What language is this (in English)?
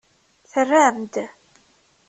Kabyle